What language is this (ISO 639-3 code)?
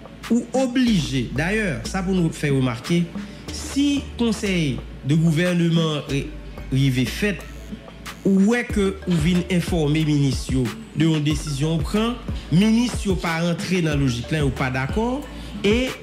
fra